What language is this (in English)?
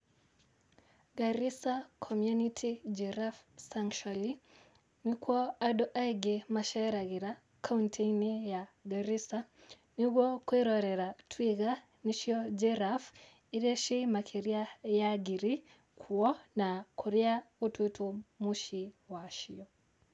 Kikuyu